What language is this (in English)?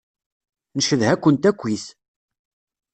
Kabyle